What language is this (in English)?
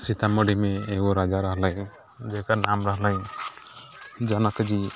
Maithili